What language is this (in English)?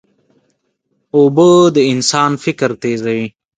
Pashto